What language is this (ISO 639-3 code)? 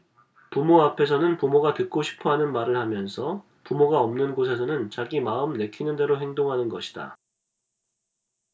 kor